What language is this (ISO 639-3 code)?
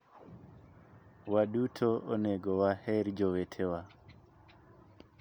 luo